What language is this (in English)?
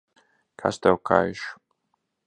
Latvian